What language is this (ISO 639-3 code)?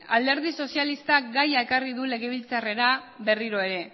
eus